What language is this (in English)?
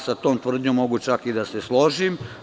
Serbian